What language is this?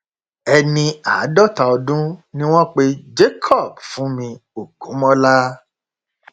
Yoruba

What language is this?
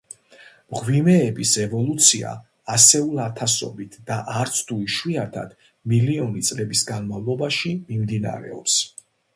Georgian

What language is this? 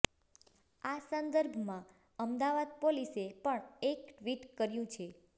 Gujarati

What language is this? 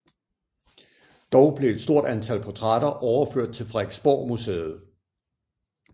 Danish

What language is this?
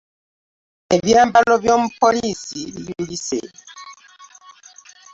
Ganda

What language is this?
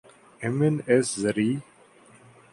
Urdu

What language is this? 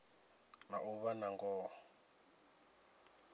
Venda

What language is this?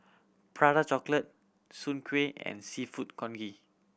English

